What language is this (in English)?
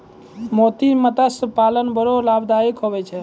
Maithili